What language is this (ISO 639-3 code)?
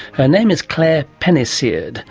eng